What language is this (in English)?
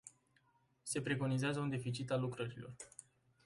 Romanian